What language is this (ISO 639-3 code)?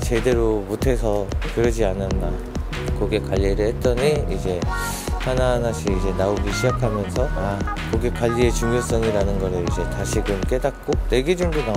kor